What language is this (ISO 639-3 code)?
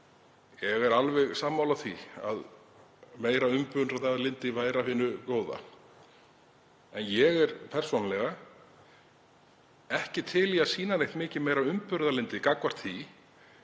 isl